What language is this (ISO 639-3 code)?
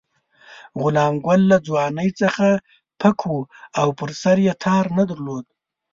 pus